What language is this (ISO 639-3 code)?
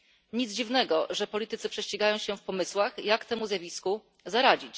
pol